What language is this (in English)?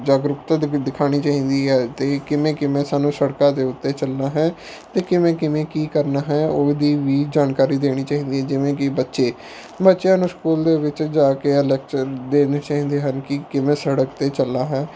Punjabi